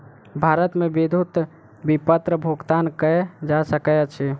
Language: Maithili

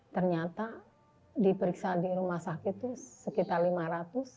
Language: Indonesian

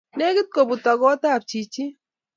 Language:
Kalenjin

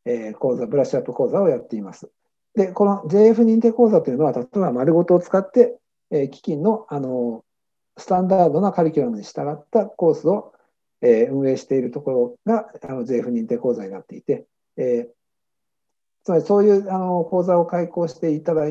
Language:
Japanese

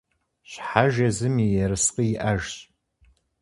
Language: Kabardian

